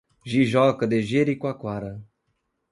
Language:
Portuguese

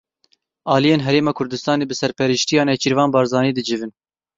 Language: Kurdish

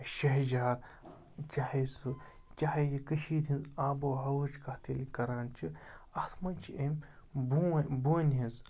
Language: Kashmiri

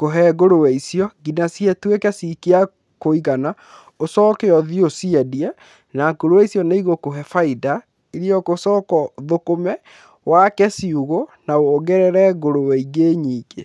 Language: Kikuyu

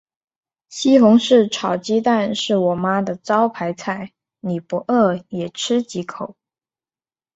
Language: Chinese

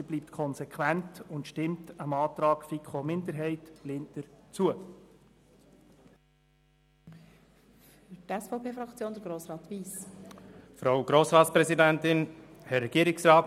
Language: Swiss German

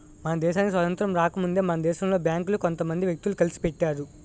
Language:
Telugu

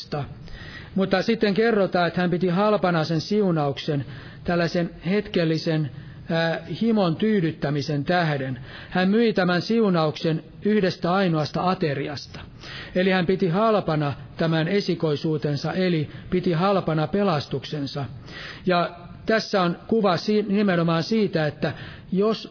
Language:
Finnish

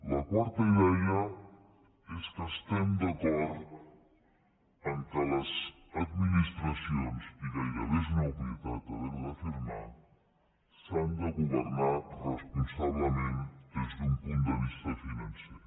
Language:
Catalan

